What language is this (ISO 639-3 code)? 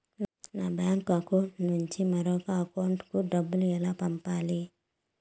tel